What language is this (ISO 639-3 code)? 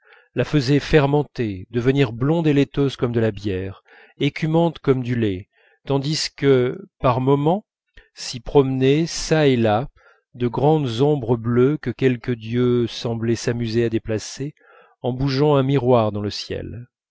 fra